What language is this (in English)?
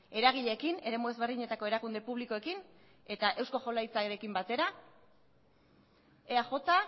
Basque